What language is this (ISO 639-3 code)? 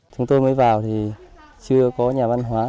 vie